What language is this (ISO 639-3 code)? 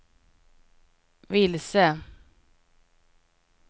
swe